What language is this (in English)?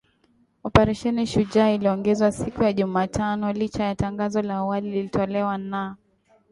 Swahili